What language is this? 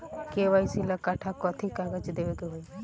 Bhojpuri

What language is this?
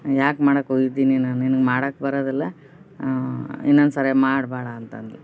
Kannada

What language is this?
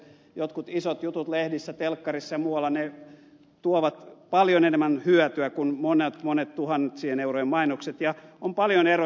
Finnish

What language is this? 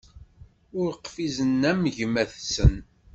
Kabyle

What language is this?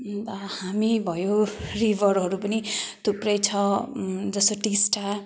Nepali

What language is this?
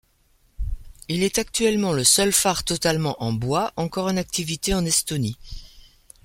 French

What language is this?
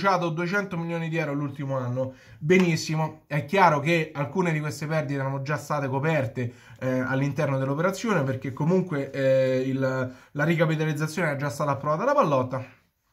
Italian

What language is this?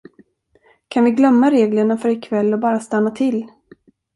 Swedish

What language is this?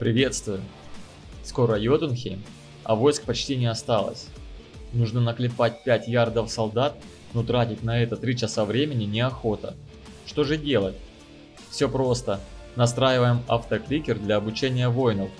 Russian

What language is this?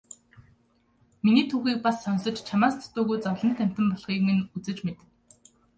Mongolian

